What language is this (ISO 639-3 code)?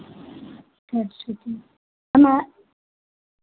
hin